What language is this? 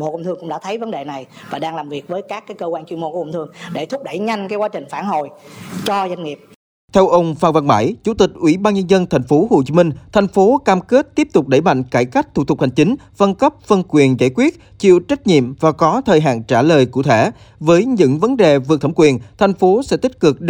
Vietnamese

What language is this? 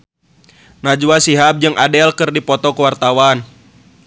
Sundanese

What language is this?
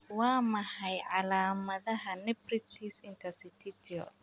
Somali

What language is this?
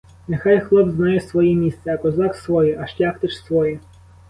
Ukrainian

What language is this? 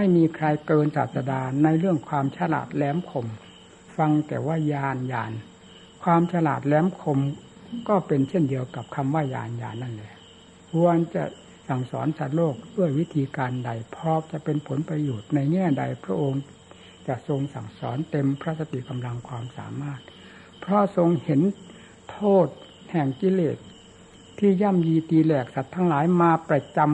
Thai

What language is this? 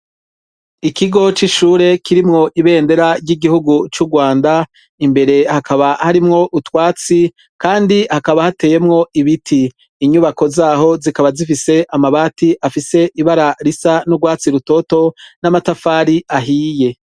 Rundi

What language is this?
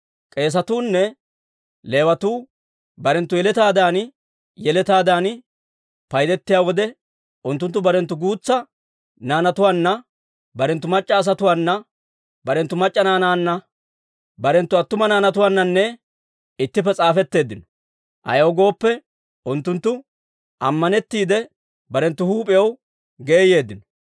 Dawro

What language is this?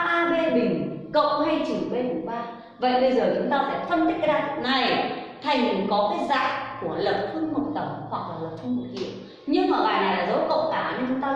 Vietnamese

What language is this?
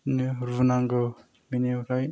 Bodo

